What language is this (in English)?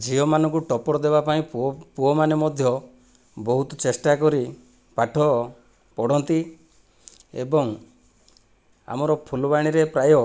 Odia